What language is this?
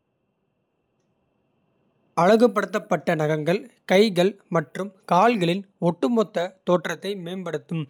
Kota (India)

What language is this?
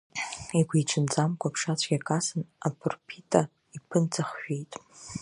Abkhazian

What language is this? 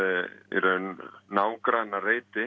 Icelandic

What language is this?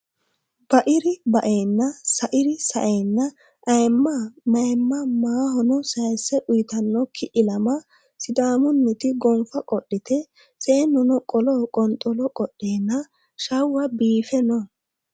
Sidamo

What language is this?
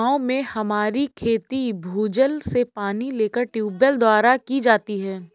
Hindi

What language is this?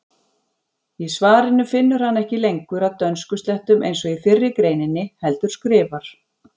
Icelandic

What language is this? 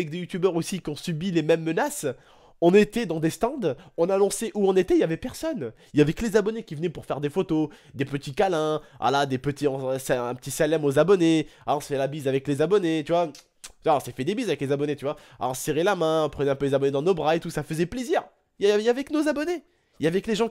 French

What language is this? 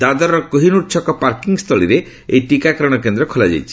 Odia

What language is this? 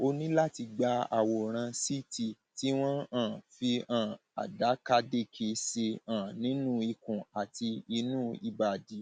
Yoruba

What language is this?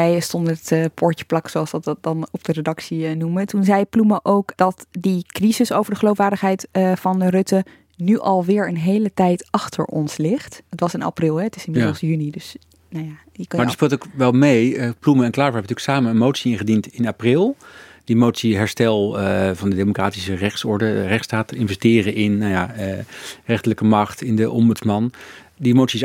Dutch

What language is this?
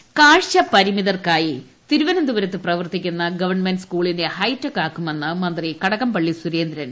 Malayalam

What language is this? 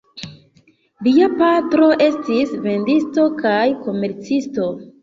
Esperanto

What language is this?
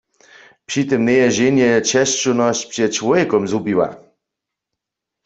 Upper Sorbian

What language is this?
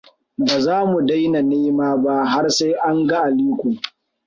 Hausa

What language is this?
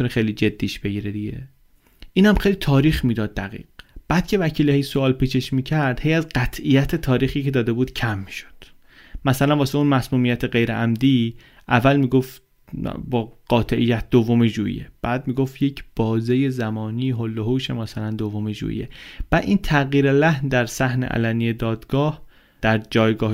Persian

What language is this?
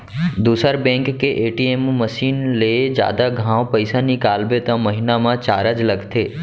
Chhattisgarhi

